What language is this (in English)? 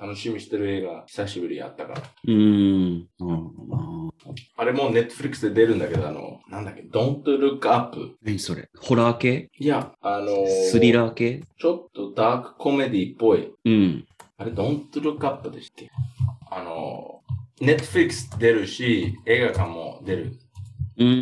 Japanese